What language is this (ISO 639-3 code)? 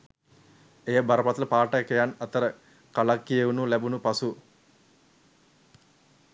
sin